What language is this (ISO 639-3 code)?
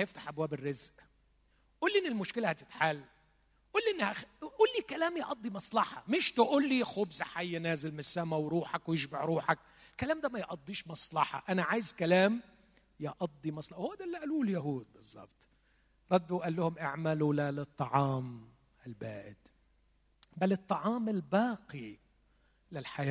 ara